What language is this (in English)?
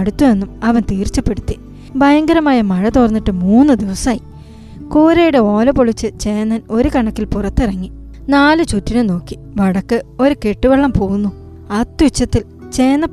Malayalam